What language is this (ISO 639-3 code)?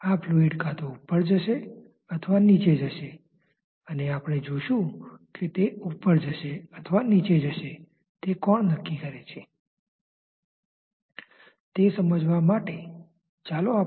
guj